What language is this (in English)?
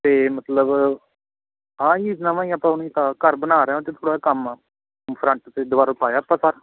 Punjabi